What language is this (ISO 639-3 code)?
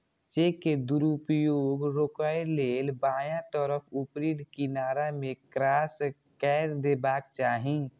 mai